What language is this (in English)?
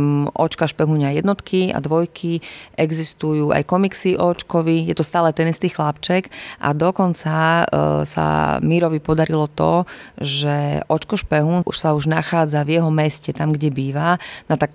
Slovak